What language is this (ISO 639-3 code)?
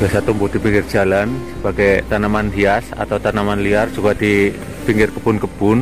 ind